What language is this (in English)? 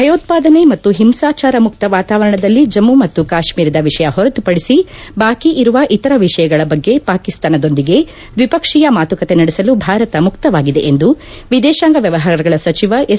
Kannada